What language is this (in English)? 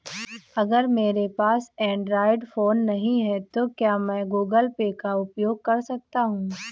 Hindi